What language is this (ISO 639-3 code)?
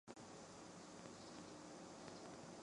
zho